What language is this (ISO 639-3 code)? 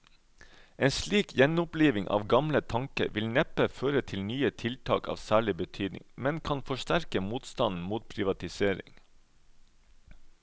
nor